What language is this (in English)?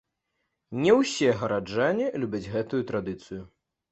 Belarusian